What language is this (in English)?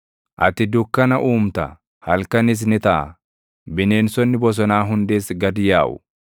Oromo